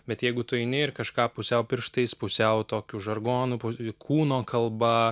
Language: Lithuanian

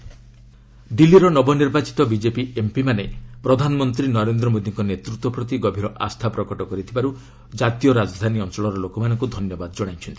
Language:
Odia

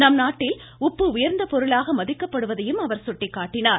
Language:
Tamil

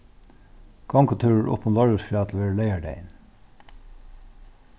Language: Faroese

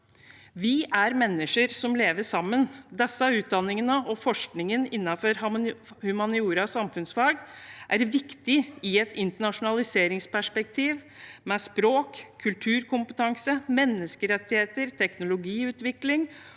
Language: Norwegian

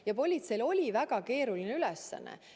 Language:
Estonian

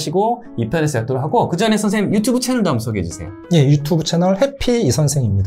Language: Korean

